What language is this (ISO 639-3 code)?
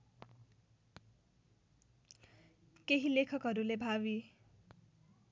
nep